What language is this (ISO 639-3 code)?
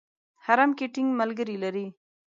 pus